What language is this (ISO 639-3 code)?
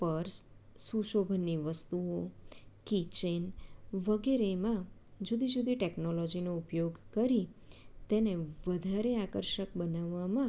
guj